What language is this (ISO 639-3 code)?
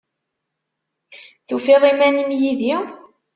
kab